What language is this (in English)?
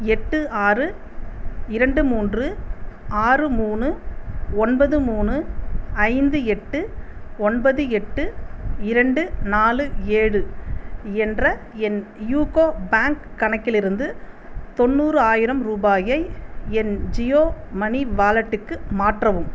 Tamil